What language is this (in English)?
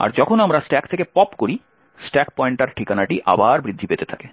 Bangla